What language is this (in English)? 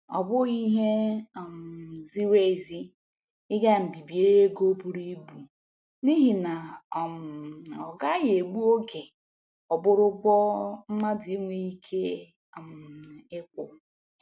Igbo